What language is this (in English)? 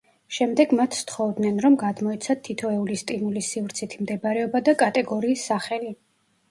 Georgian